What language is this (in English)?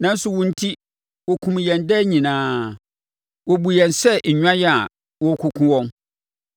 Akan